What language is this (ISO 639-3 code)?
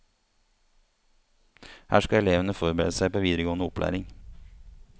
nor